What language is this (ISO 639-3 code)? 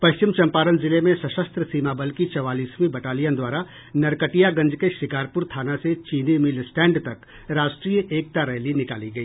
hin